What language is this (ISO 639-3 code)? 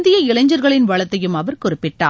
tam